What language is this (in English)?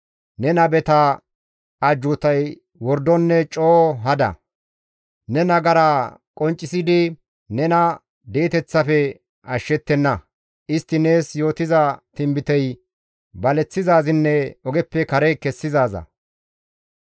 Gamo